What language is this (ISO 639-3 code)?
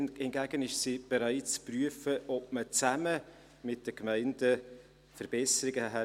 gsw